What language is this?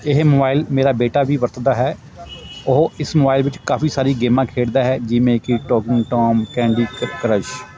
Punjabi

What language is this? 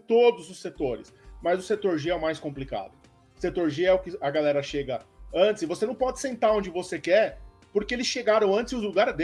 Portuguese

